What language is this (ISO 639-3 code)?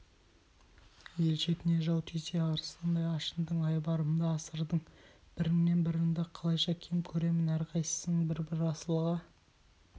kaz